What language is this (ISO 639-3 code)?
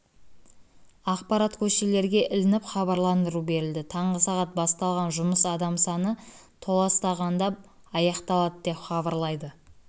kaz